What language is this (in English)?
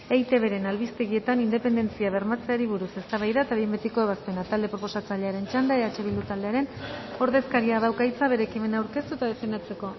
Basque